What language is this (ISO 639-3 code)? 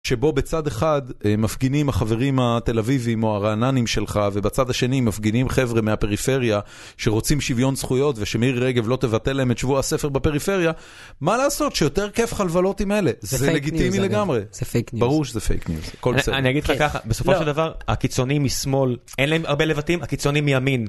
heb